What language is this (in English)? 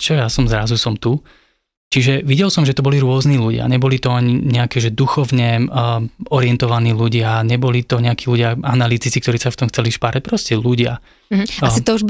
Slovak